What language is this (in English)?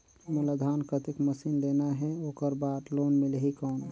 Chhattisgarhi